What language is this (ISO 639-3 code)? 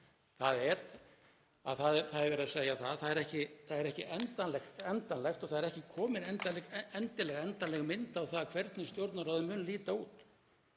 isl